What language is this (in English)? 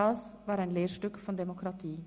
Swiss German